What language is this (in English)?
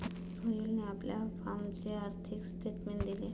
Marathi